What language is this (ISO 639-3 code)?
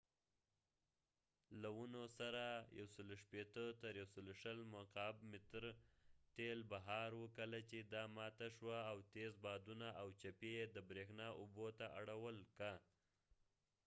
pus